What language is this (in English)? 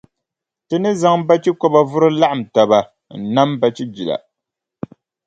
Dagbani